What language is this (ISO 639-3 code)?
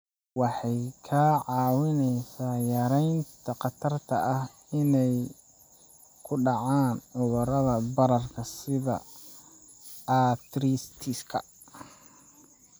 som